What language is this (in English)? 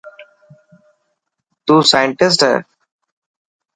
Dhatki